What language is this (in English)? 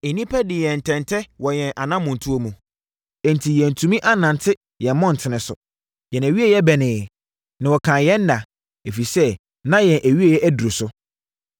Akan